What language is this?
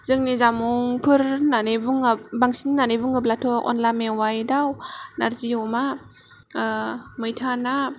Bodo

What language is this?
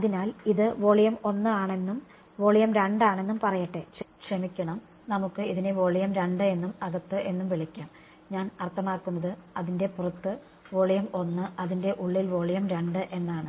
Malayalam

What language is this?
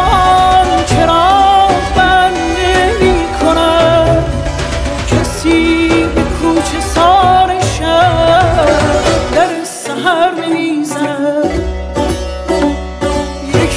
Persian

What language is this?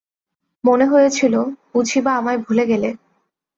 Bangla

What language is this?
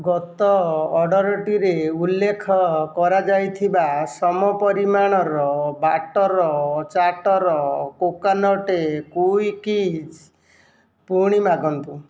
Odia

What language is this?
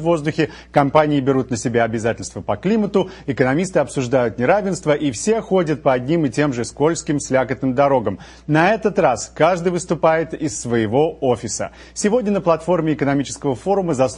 Russian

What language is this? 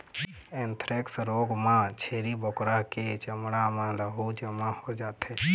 Chhattisgarhi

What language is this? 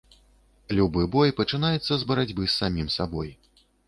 Belarusian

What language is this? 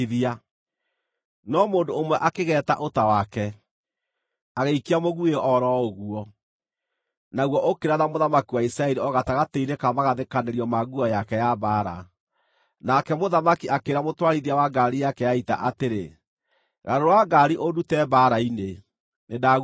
Kikuyu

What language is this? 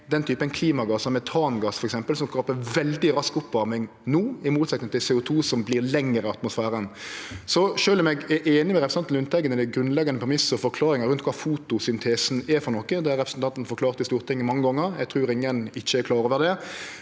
Norwegian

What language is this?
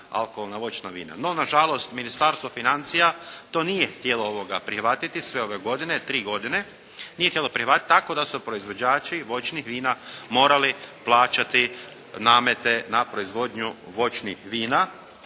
Croatian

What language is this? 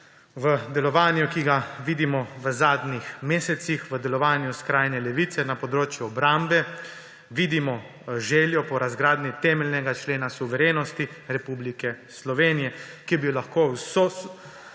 Slovenian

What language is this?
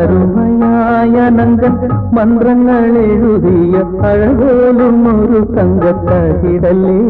Malayalam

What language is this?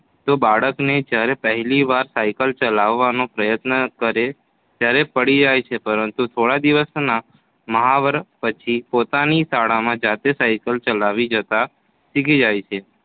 Gujarati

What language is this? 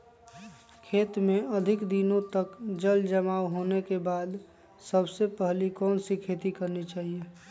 Magahi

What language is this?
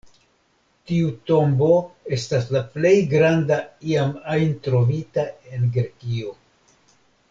Esperanto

